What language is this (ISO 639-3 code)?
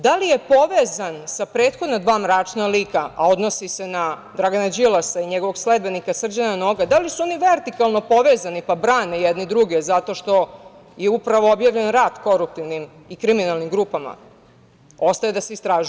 srp